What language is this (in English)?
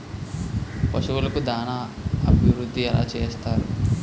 Telugu